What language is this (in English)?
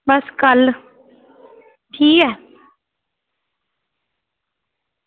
Dogri